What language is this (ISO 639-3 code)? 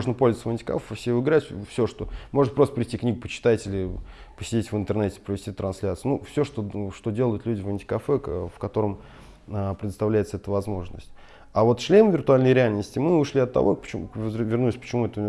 rus